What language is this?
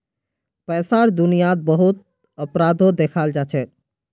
Magahi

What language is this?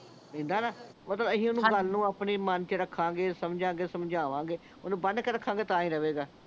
Punjabi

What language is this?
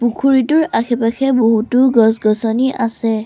Assamese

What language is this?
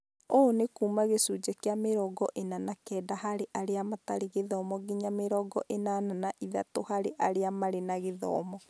Kikuyu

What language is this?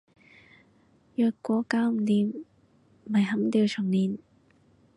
Cantonese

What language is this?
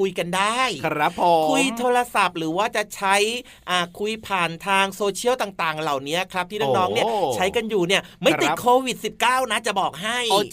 Thai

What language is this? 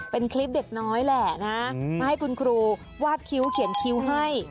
Thai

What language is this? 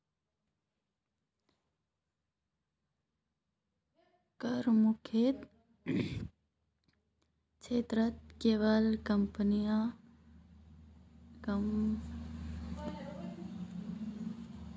Magahi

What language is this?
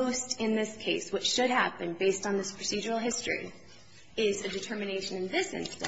English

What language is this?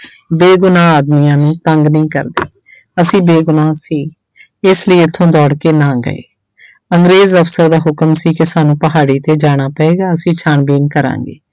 Punjabi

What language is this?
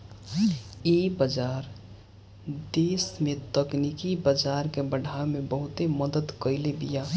Bhojpuri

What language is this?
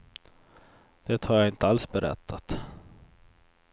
Swedish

